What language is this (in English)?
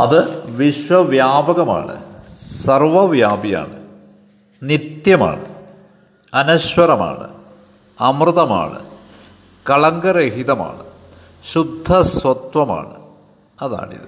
Malayalam